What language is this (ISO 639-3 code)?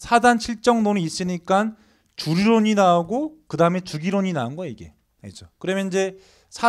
kor